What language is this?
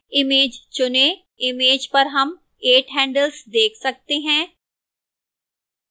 Hindi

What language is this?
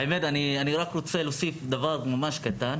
Hebrew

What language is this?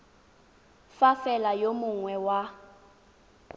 Tswana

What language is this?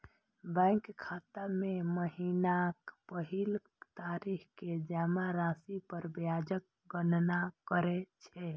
Maithili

